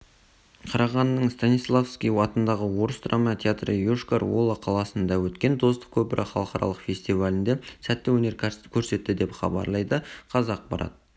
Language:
Kazakh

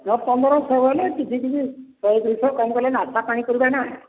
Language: Odia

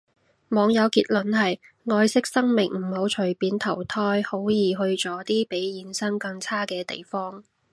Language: Cantonese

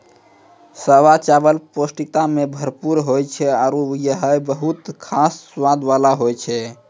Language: Maithili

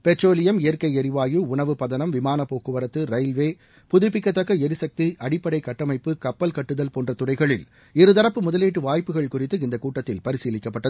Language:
Tamil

